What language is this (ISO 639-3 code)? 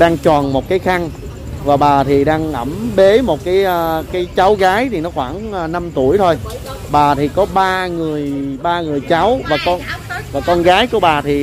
vie